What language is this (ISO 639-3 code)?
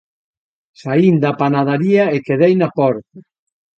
glg